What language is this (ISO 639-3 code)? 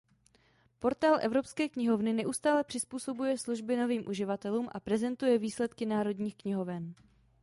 ces